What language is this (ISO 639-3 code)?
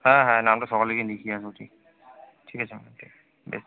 ben